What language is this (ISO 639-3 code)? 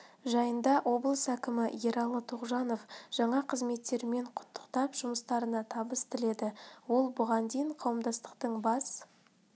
kaz